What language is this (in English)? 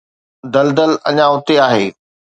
Sindhi